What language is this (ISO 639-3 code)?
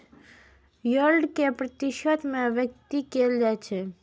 mai